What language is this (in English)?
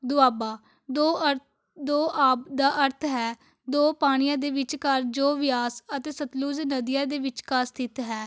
Punjabi